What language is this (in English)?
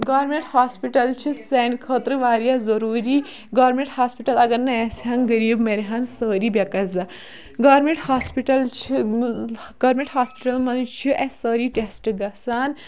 Kashmiri